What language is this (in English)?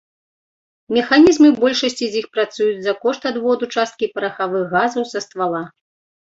Belarusian